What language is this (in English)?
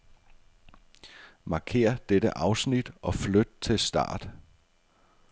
Danish